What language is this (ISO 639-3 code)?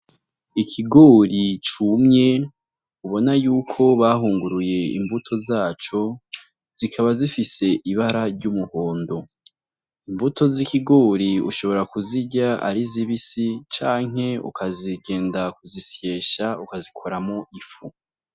run